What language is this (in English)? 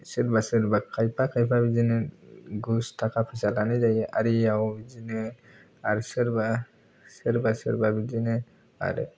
Bodo